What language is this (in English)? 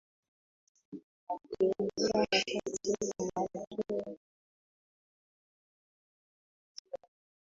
Swahili